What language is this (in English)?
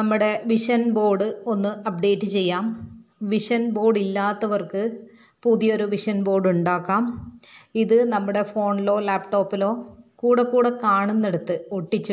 Malayalam